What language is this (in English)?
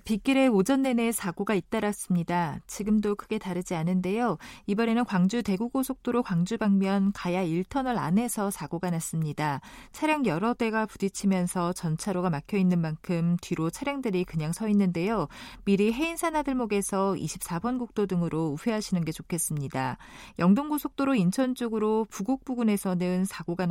Korean